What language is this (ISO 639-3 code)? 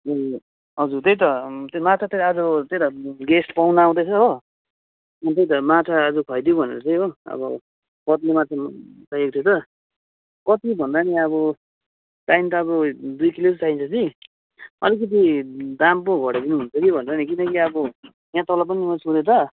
nep